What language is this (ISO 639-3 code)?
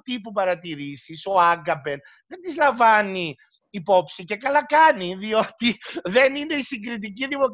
ell